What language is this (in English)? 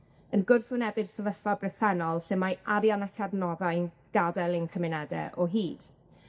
Welsh